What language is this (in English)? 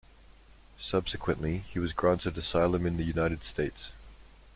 English